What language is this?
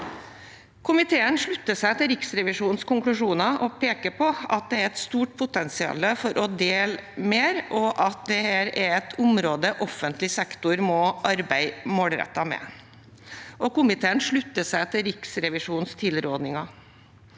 Norwegian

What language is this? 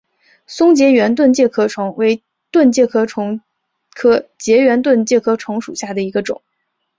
Chinese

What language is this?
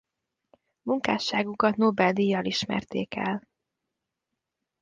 Hungarian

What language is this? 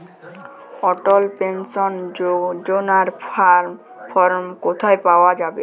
Bangla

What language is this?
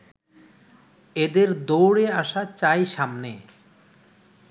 Bangla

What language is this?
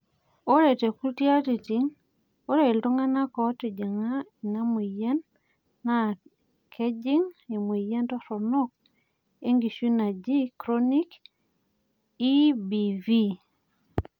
Masai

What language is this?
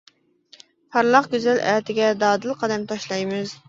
Uyghur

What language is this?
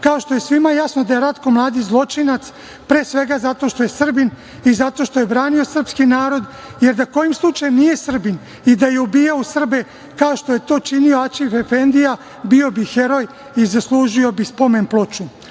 Serbian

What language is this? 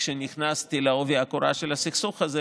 Hebrew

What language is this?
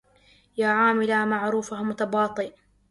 Arabic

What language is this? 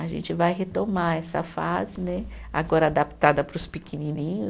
Portuguese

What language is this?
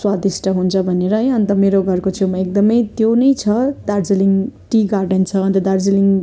Nepali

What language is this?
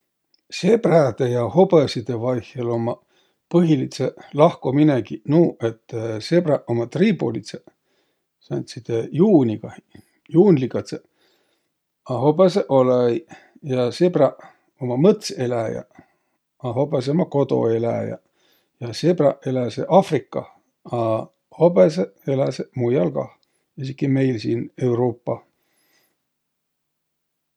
Võro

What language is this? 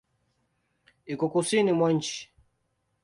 Swahili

